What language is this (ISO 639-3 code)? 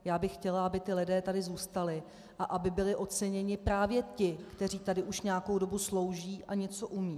ces